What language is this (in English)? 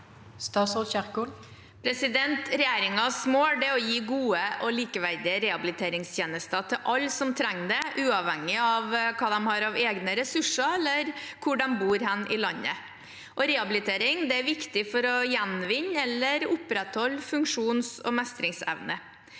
Norwegian